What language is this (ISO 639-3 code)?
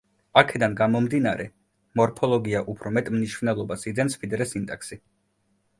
kat